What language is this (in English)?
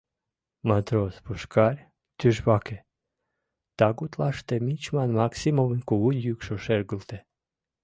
Mari